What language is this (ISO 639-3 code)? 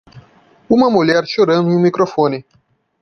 por